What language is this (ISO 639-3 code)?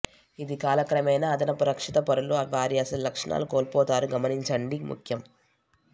tel